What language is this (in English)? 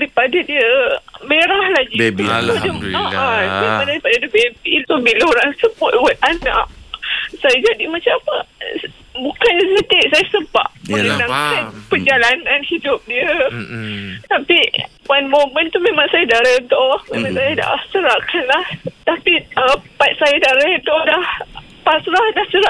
Malay